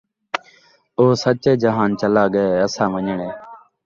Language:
Saraiki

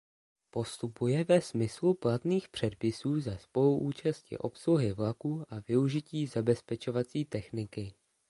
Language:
Czech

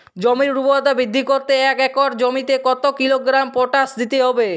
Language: Bangla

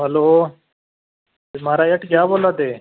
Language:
Dogri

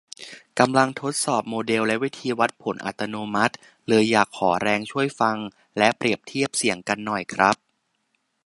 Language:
Thai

